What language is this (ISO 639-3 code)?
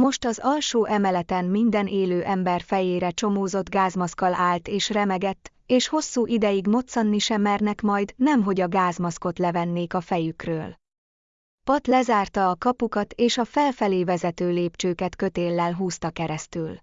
hun